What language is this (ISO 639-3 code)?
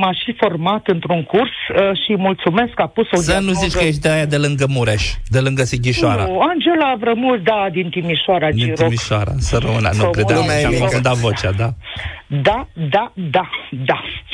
ron